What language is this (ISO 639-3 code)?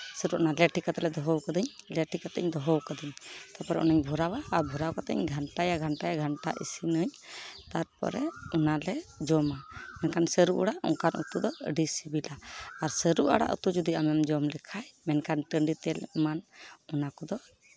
sat